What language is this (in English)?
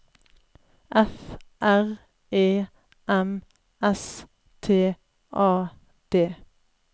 Norwegian